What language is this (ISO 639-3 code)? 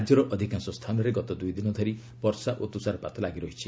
ori